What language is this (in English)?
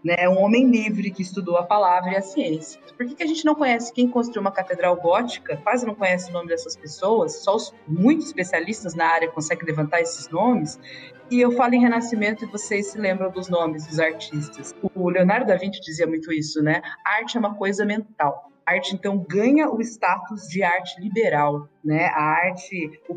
Portuguese